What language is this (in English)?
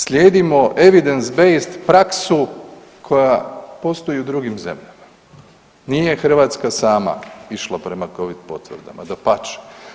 Croatian